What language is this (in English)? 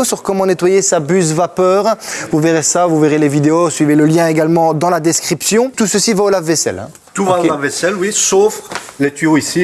French